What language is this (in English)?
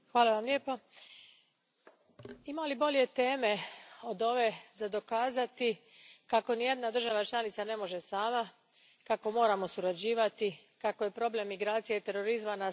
Croatian